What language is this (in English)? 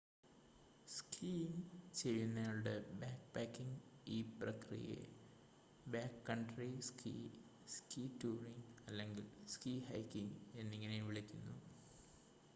Malayalam